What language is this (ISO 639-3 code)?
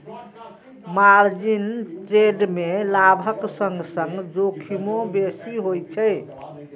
mai